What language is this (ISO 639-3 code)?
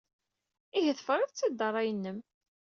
kab